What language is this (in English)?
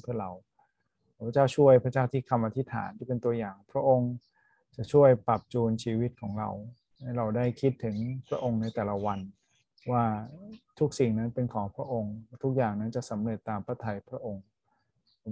Thai